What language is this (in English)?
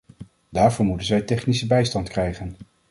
Dutch